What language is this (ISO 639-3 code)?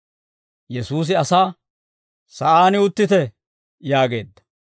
dwr